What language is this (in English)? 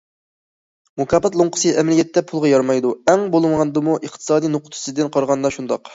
Uyghur